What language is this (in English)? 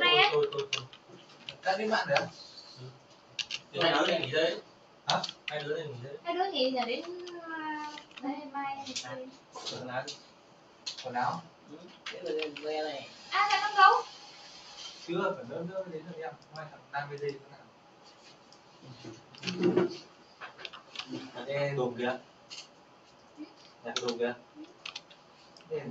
Vietnamese